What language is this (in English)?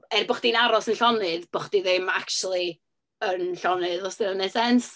Welsh